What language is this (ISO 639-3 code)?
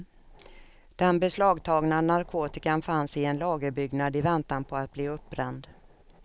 swe